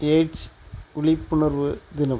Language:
Tamil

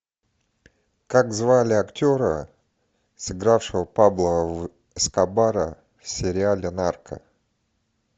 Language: Russian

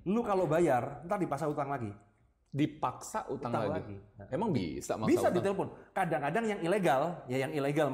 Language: Indonesian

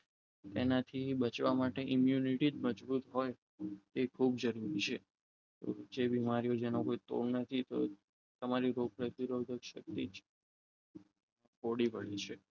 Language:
Gujarati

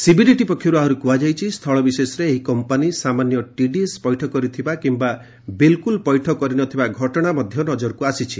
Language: Odia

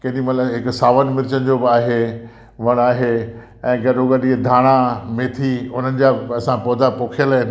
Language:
Sindhi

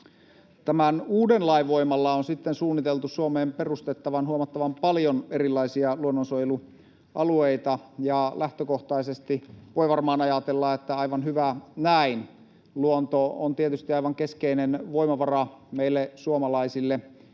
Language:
Finnish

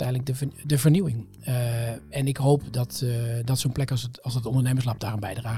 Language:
Dutch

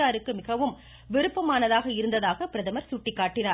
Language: Tamil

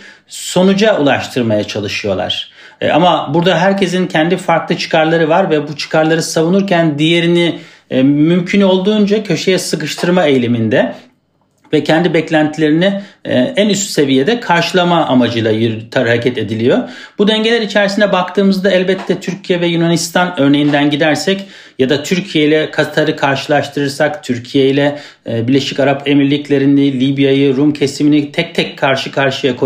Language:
Turkish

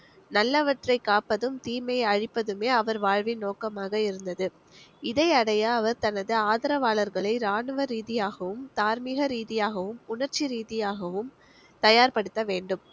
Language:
Tamil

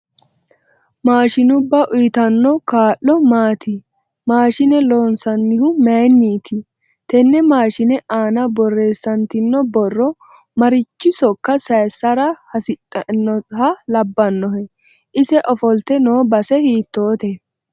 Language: Sidamo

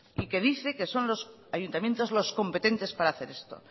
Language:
Spanish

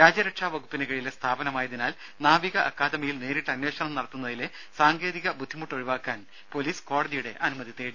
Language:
Malayalam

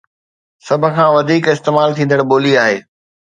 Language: Sindhi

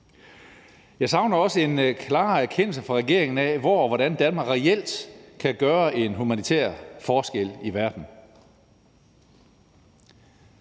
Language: Danish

